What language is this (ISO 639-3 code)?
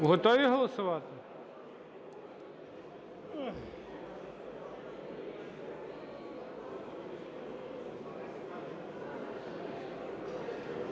ukr